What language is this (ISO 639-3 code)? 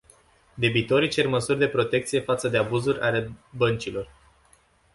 ron